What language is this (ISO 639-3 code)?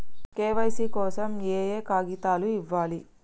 tel